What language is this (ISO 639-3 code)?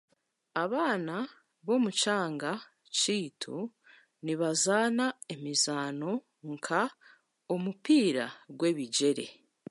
cgg